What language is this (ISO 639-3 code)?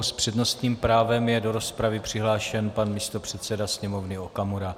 ces